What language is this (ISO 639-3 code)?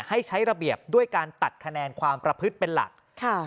tha